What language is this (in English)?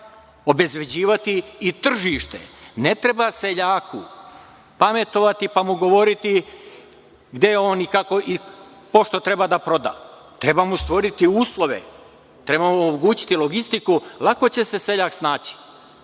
Serbian